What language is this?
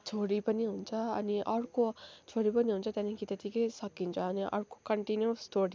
Nepali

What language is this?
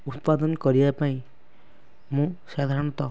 Odia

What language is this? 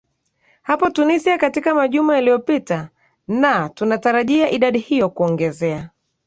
Swahili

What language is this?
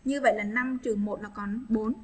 Vietnamese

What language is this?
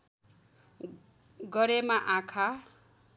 Nepali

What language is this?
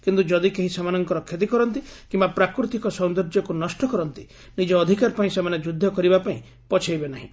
Odia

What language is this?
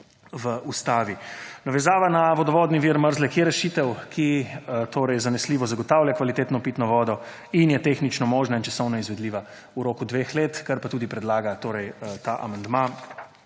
Slovenian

